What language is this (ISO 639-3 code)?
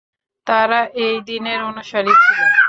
ben